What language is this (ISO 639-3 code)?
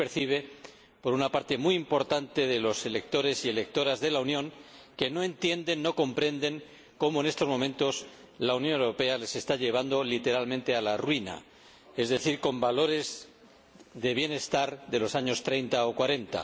spa